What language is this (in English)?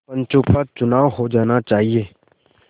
Hindi